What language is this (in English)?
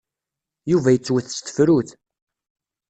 Kabyle